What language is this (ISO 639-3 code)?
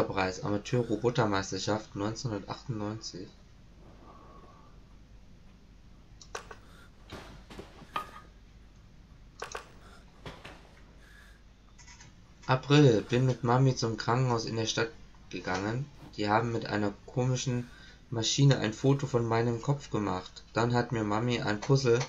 deu